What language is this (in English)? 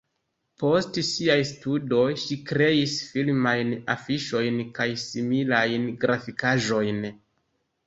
Esperanto